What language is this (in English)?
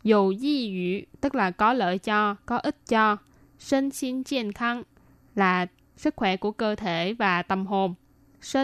Vietnamese